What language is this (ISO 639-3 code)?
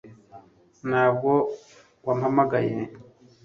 kin